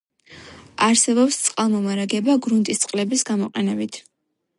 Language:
Georgian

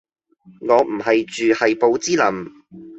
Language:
Cantonese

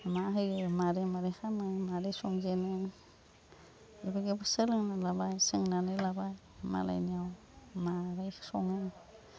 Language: Bodo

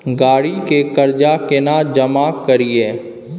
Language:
Maithili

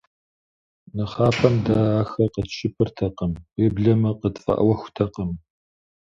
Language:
Kabardian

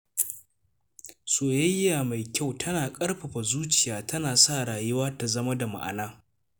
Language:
Hausa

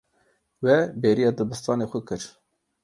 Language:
Kurdish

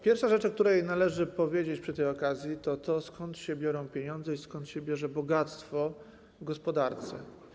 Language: Polish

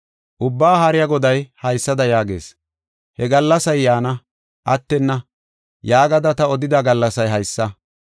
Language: Gofa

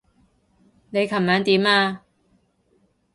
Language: Cantonese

